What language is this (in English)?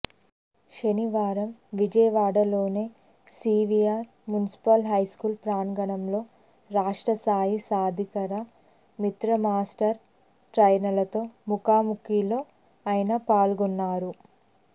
Telugu